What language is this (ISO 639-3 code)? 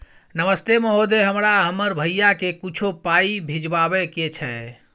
mai